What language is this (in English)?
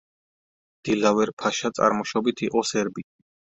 Georgian